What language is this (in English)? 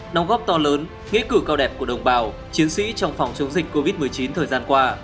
Vietnamese